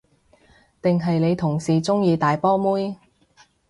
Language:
Cantonese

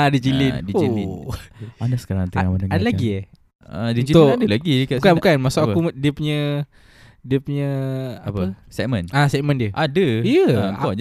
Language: Malay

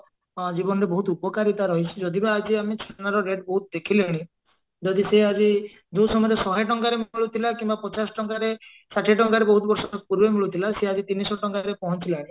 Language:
Odia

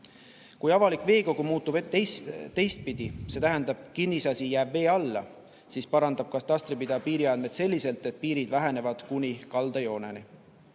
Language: Estonian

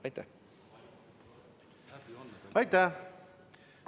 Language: Estonian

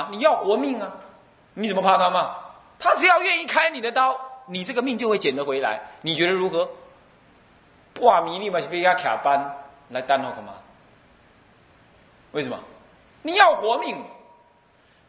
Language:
Chinese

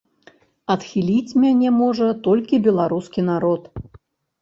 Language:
Belarusian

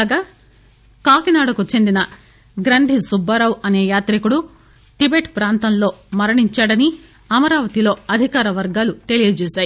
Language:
Telugu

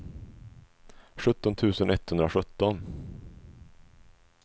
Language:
Swedish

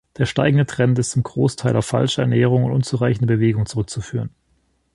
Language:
German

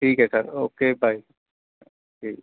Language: Punjabi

